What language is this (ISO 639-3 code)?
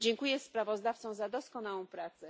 pol